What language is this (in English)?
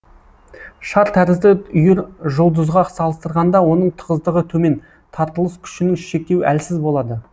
Kazakh